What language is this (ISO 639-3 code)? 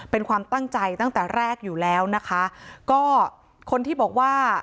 tha